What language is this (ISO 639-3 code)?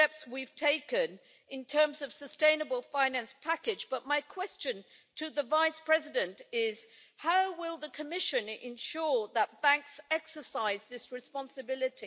eng